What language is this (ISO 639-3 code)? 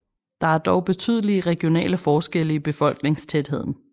dan